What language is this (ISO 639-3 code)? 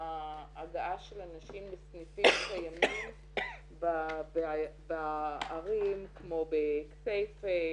heb